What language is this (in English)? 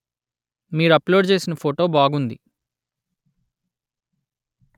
Telugu